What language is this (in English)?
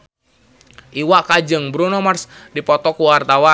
Sundanese